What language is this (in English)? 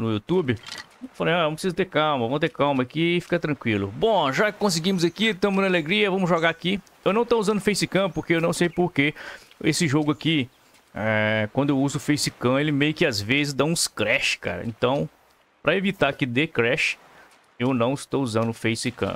Portuguese